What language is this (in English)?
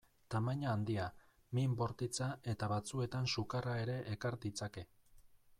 Basque